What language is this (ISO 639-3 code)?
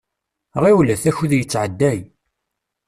kab